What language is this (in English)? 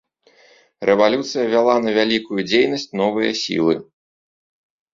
Belarusian